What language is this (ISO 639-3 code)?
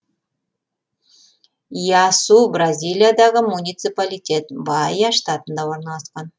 kaz